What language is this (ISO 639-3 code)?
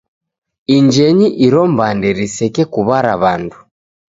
dav